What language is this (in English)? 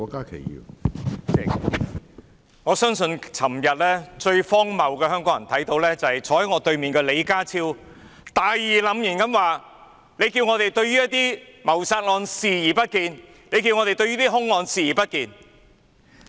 Cantonese